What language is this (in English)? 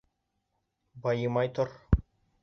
Bashkir